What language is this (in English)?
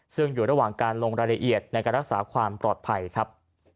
Thai